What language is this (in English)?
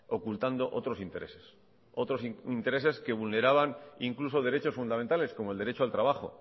Spanish